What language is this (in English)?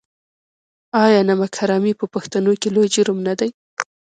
Pashto